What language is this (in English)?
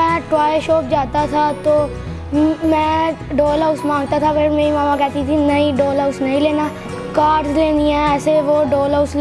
Urdu